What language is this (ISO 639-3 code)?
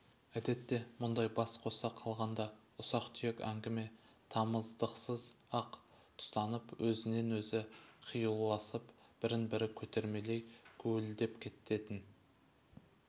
kaz